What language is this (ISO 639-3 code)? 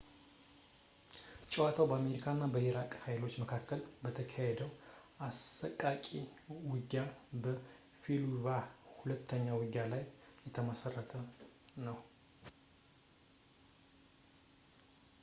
amh